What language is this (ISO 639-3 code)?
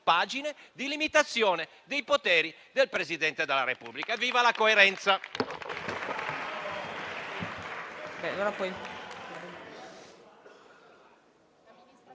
ita